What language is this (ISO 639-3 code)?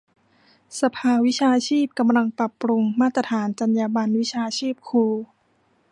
tha